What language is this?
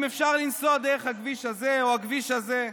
Hebrew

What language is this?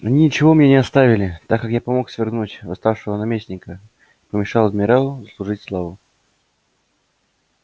Russian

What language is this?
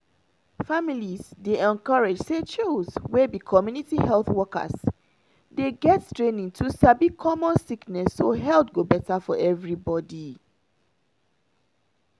Nigerian Pidgin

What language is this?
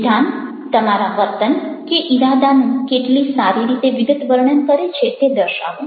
Gujarati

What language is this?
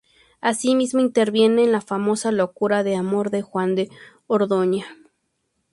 Spanish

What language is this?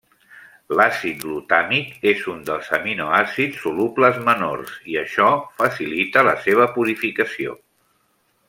Catalan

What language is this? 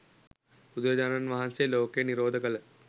Sinhala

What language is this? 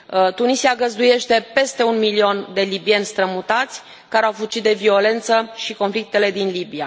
Romanian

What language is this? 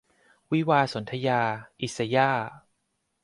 Thai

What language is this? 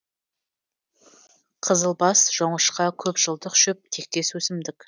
Kazakh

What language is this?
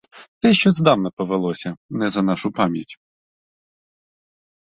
Ukrainian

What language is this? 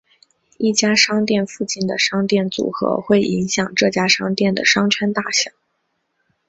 Chinese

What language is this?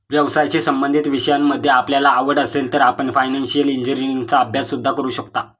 Marathi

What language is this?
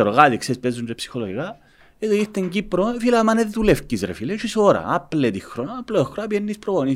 Greek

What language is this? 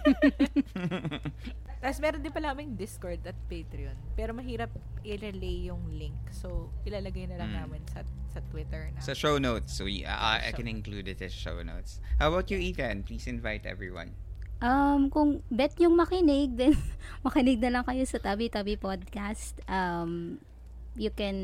Filipino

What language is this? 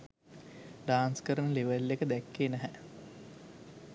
Sinhala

